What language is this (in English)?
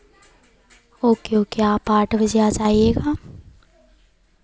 Hindi